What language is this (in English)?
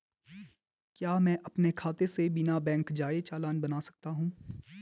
Hindi